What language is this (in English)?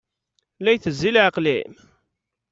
Kabyle